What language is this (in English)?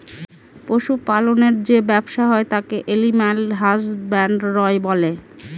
Bangla